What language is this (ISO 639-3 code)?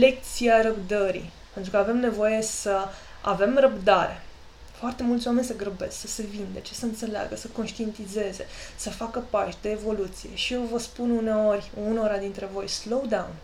ron